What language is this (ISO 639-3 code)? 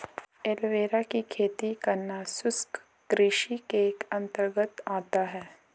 hin